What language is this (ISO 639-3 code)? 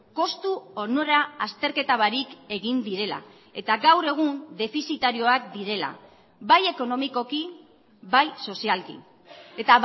eus